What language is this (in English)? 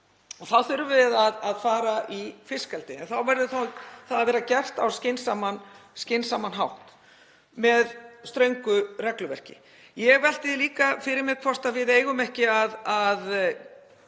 Icelandic